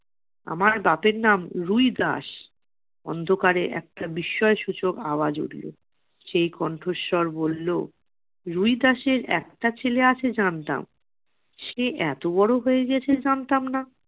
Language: Bangla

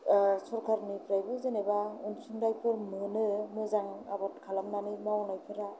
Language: Bodo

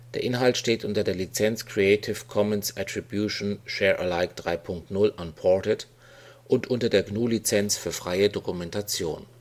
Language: German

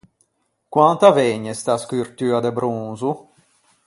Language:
Ligurian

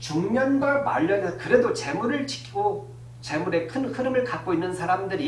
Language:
Korean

